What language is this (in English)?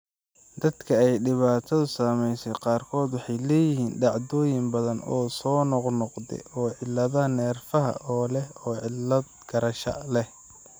Somali